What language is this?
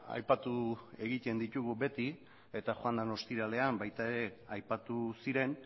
Basque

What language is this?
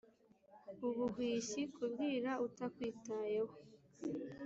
Kinyarwanda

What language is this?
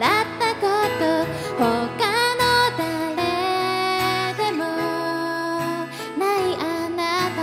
Thai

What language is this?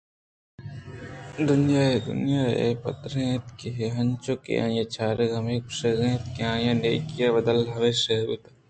Eastern Balochi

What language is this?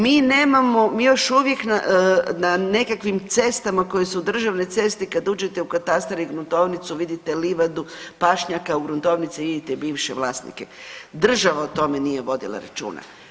Croatian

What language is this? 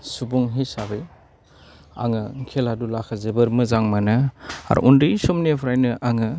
Bodo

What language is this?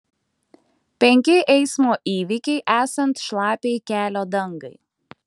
Lithuanian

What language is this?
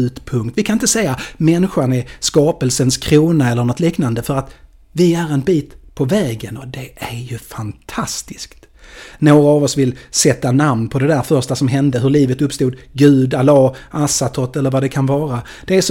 Swedish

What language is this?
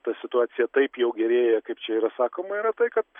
Lithuanian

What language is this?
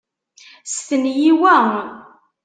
Kabyle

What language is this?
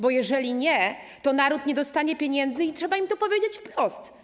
Polish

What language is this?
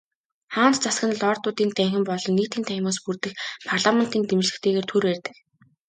Mongolian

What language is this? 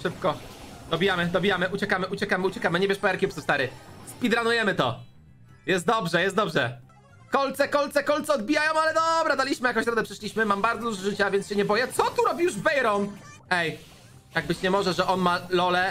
Polish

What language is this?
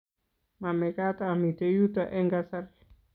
Kalenjin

